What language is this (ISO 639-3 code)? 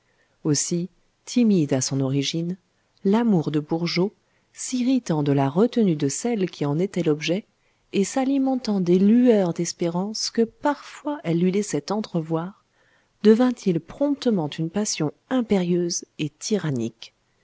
fra